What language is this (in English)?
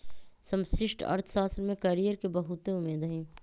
Magahi